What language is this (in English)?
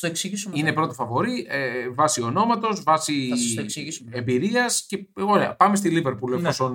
Greek